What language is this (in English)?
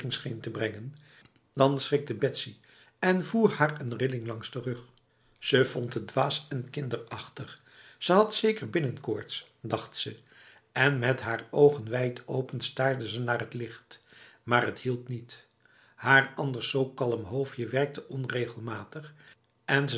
Dutch